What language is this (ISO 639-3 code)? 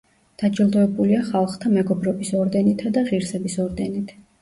kat